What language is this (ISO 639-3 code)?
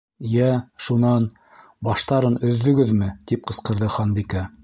bak